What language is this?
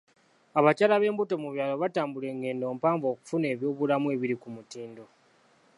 Ganda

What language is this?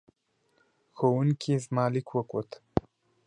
Pashto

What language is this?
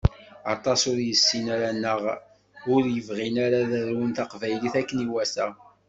Kabyle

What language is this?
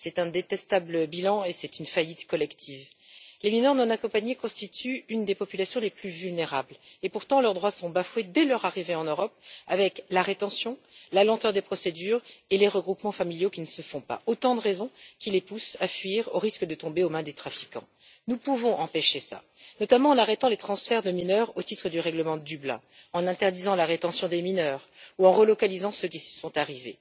French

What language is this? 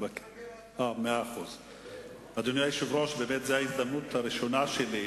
Hebrew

